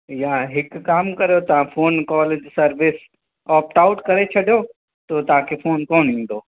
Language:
Sindhi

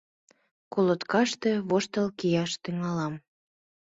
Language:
Mari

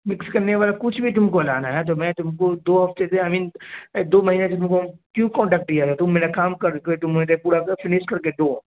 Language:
Urdu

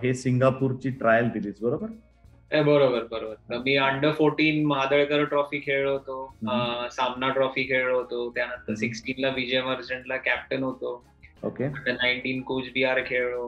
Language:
Marathi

